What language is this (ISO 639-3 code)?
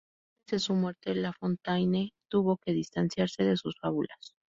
spa